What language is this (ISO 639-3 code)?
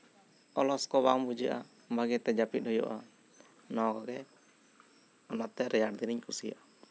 sat